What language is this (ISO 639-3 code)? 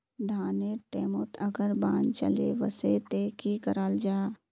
mag